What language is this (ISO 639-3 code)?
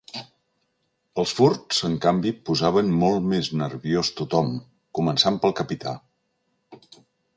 cat